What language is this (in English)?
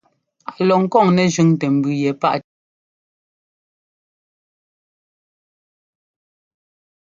Ngomba